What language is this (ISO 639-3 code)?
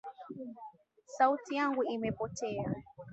swa